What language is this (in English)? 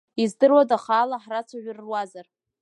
Abkhazian